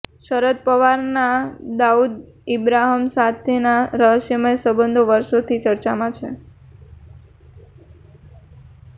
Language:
Gujarati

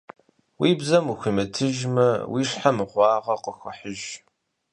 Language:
Kabardian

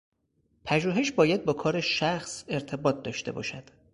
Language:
Persian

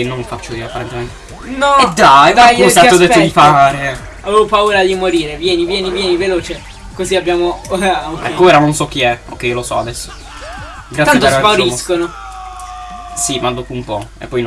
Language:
Italian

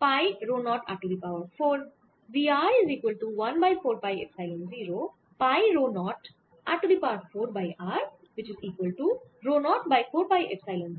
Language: Bangla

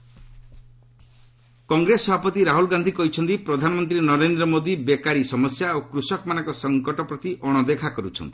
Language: Odia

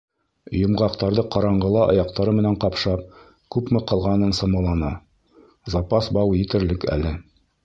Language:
Bashkir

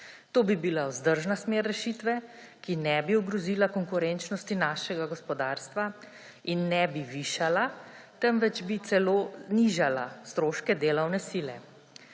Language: Slovenian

